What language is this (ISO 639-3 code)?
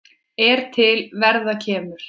isl